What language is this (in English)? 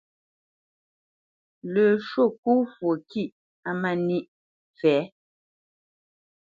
Bamenyam